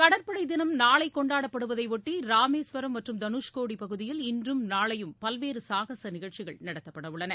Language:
Tamil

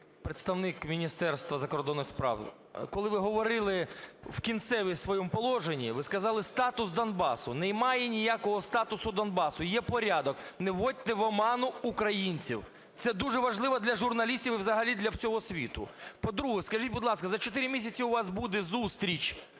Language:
Ukrainian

